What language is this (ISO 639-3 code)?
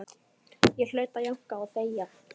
isl